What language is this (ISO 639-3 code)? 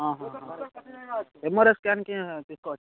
tel